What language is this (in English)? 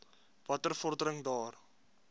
Afrikaans